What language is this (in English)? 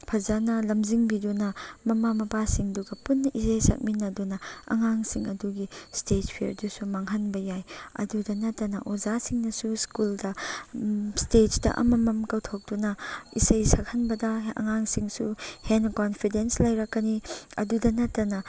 Manipuri